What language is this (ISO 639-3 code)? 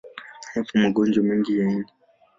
swa